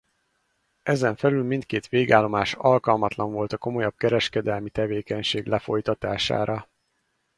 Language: Hungarian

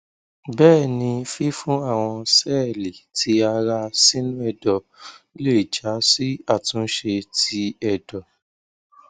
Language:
Yoruba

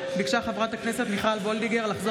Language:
Hebrew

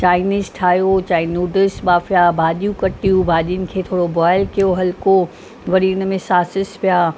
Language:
Sindhi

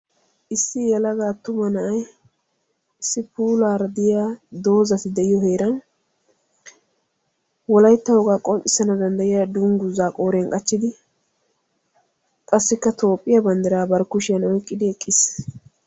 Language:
Wolaytta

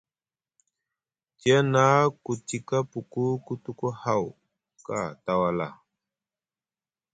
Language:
Musgu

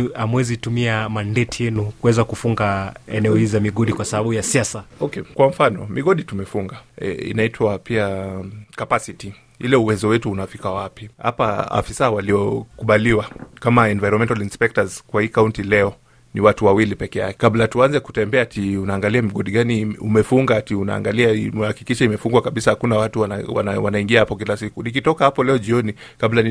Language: Swahili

